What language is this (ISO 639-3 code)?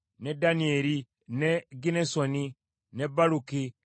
lug